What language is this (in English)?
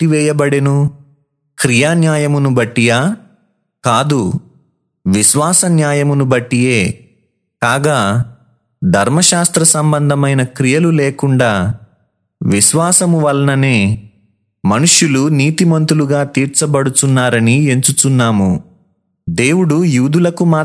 Telugu